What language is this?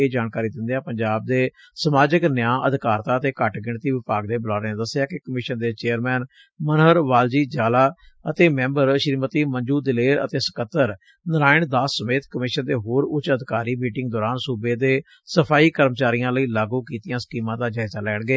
Punjabi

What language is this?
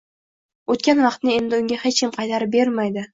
Uzbek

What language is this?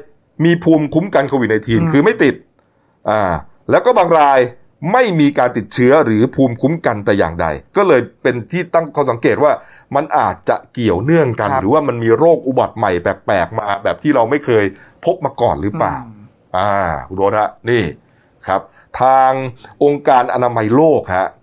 Thai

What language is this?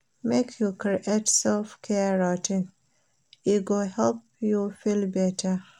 Nigerian Pidgin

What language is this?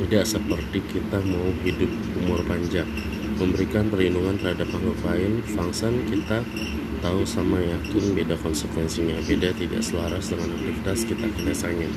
Indonesian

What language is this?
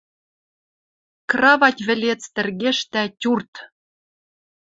Western Mari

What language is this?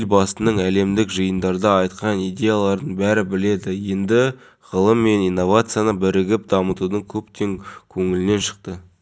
Kazakh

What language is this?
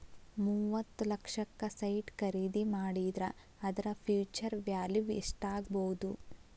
Kannada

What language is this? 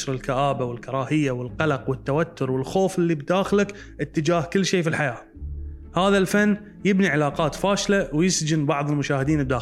Arabic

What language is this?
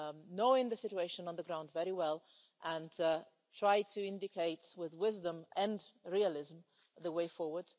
English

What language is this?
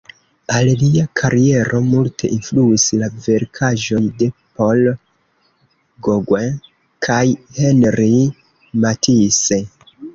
Esperanto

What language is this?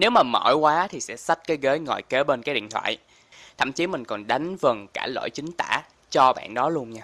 Vietnamese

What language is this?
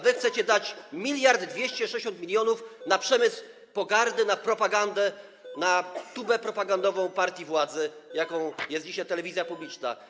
Polish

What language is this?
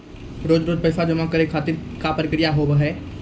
Maithili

